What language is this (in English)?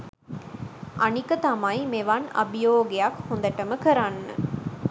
Sinhala